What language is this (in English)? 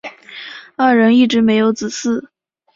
Chinese